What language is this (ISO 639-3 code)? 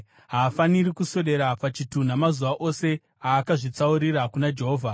sna